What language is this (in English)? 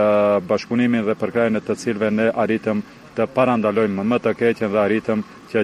Romanian